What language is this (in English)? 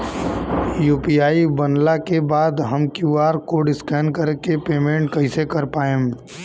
Bhojpuri